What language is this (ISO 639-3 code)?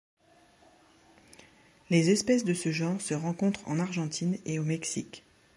fra